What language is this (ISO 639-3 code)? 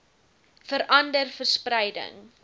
afr